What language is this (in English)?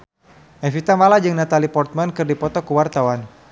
Sundanese